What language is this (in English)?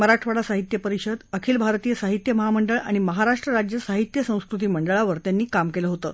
Marathi